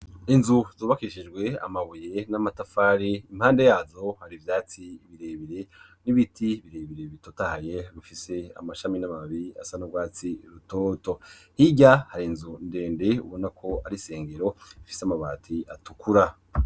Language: Rundi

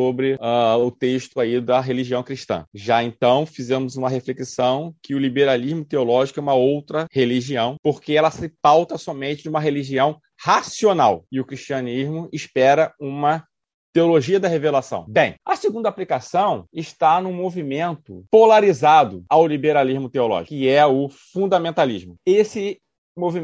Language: Portuguese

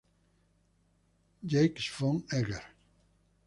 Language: Spanish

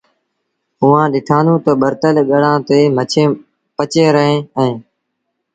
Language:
Sindhi Bhil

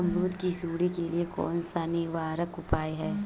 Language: Hindi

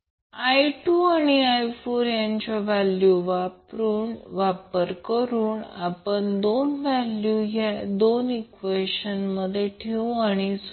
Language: Marathi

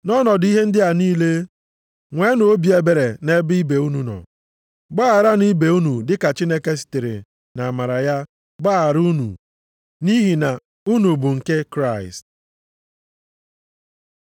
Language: Igbo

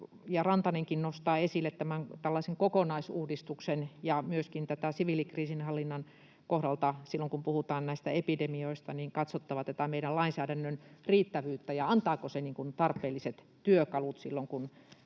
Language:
Finnish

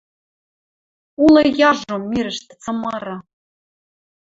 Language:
Western Mari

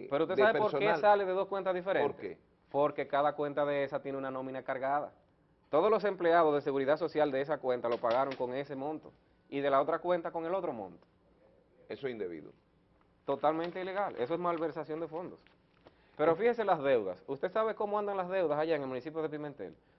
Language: Spanish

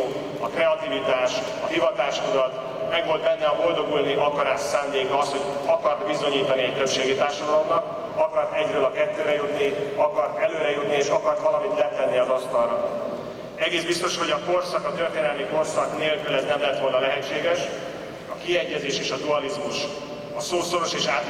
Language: Hungarian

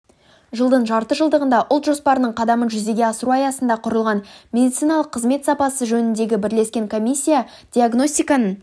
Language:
Kazakh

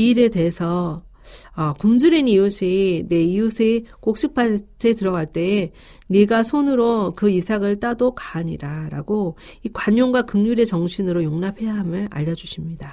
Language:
Korean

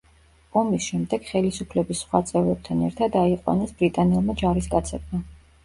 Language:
Georgian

